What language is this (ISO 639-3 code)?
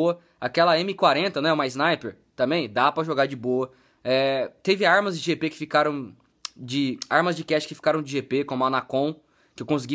por